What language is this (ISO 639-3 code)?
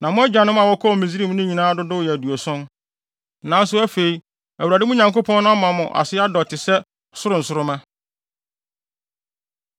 aka